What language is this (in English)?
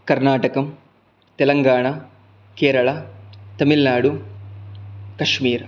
Sanskrit